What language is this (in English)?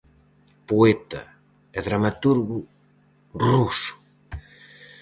Galician